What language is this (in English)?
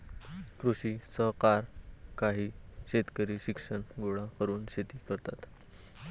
Marathi